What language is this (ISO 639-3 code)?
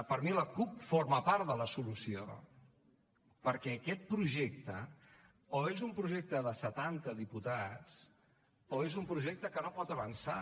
cat